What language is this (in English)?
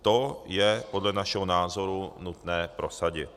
Czech